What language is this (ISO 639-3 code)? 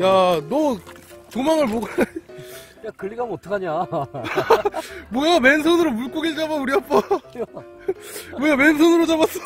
kor